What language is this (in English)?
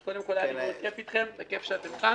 Hebrew